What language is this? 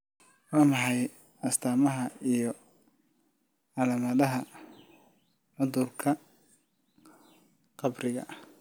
Somali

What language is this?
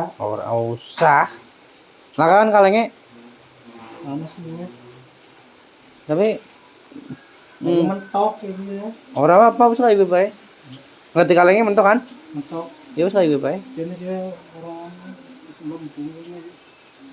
Indonesian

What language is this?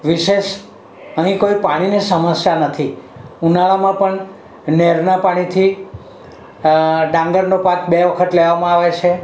Gujarati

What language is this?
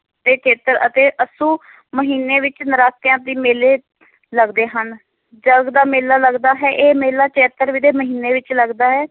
Punjabi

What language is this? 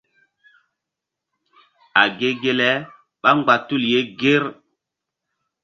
Mbum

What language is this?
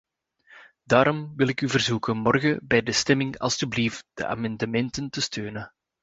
Dutch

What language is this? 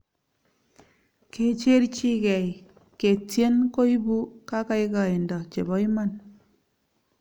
Kalenjin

